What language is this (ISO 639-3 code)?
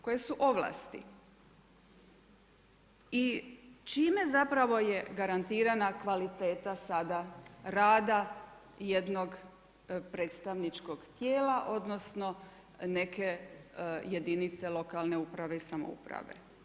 hrv